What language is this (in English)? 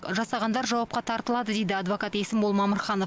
Kazakh